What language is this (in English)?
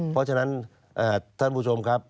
Thai